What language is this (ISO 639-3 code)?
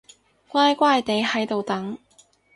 yue